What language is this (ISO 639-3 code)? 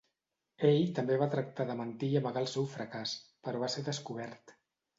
cat